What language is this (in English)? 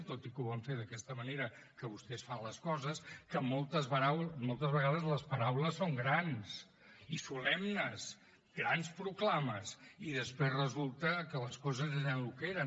Catalan